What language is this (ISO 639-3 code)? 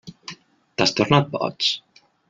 cat